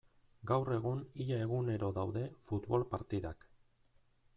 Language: Basque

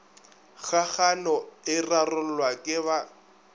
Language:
Northern Sotho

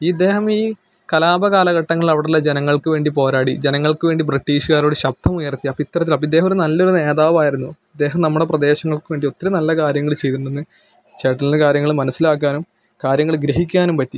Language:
Malayalam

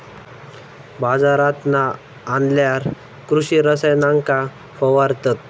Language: Marathi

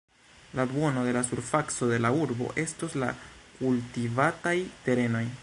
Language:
Esperanto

